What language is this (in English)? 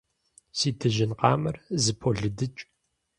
Kabardian